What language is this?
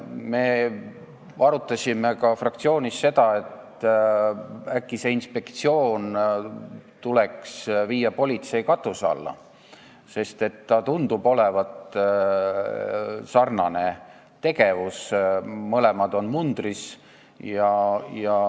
Estonian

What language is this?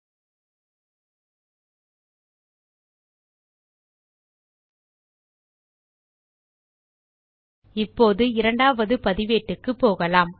Tamil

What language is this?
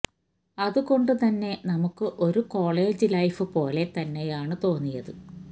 Malayalam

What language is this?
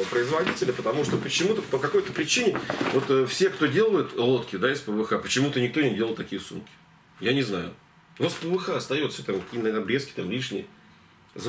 Russian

